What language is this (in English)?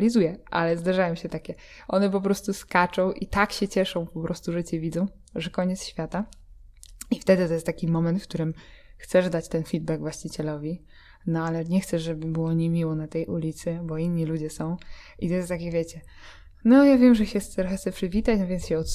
Polish